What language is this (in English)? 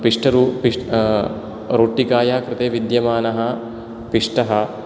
Sanskrit